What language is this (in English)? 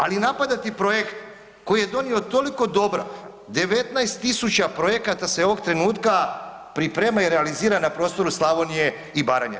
Croatian